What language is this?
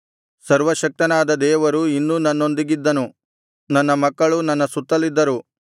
Kannada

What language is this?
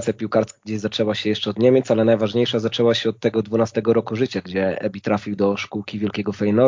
Polish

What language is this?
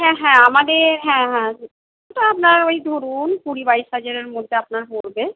Bangla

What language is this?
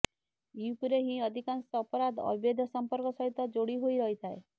Odia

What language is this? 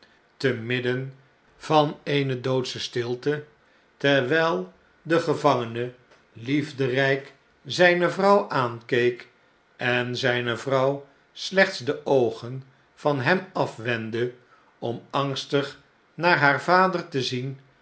Dutch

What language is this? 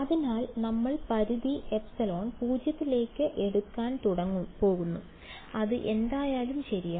Malayalam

